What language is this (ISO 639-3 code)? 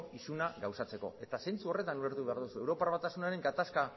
eus